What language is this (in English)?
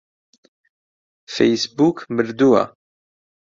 Central Kurdish